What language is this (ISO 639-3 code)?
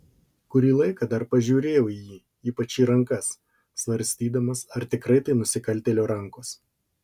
lit